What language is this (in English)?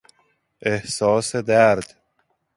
Persian